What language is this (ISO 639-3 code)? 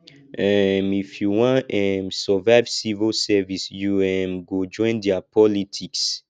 pcm